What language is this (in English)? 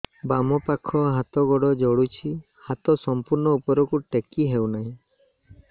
Odia